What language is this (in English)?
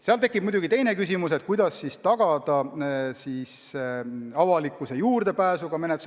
Estonian